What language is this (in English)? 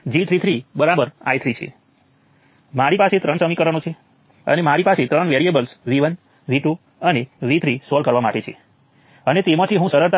Gujarati